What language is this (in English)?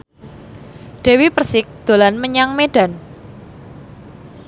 Javanese